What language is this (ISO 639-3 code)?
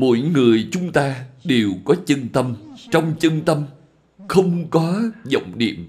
vie